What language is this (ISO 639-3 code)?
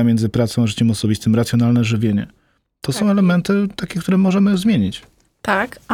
pol